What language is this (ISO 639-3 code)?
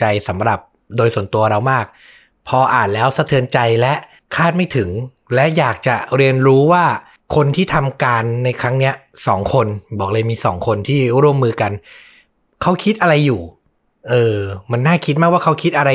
tha